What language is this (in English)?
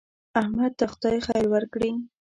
Pashto